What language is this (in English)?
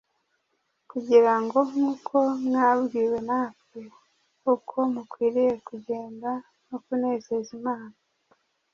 Kinyarwanda